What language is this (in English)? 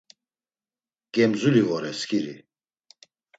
Laz